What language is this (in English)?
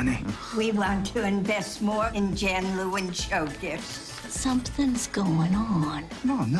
English